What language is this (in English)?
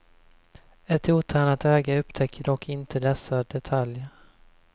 Swedish